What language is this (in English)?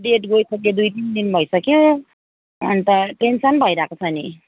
Nepali